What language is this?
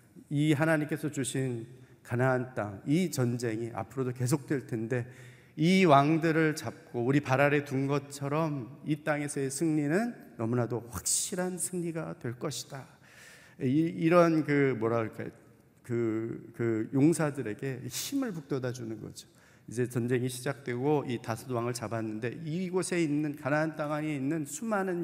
Korean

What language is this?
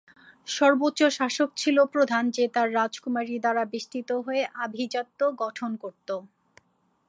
Bangla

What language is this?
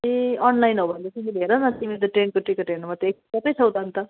Nepali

